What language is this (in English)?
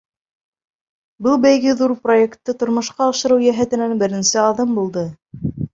Bashkir